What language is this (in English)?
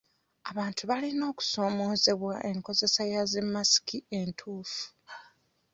Ganda